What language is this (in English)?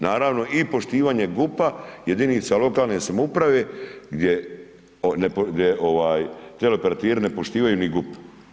Croatian